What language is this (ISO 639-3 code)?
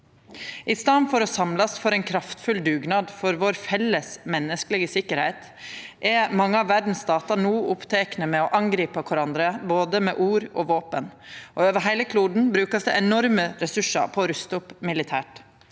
nor